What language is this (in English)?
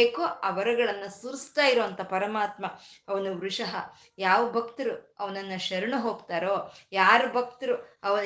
Kannada